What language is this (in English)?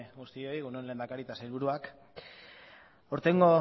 Basque